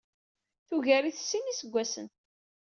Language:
Kabyle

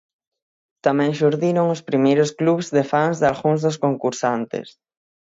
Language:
Galician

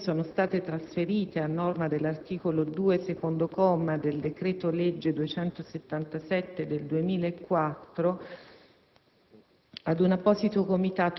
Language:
Italian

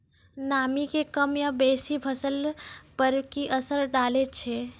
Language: Maithili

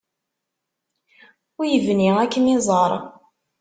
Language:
Kabyle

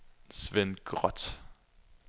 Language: Danish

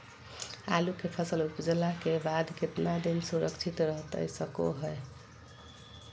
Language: Magahi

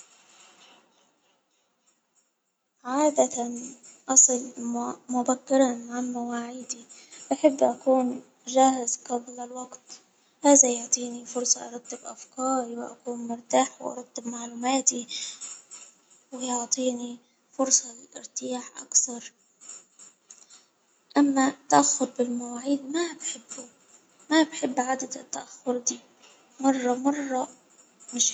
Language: Hijazi Arabic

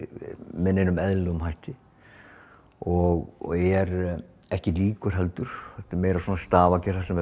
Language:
Icelandic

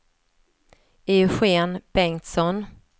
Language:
Swedish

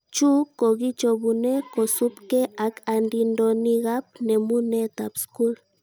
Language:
Kalenjin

